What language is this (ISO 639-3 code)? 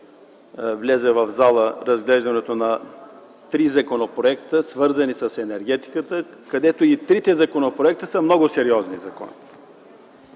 bul